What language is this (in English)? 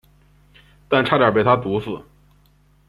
Chinese